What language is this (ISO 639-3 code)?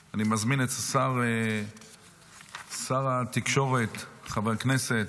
heb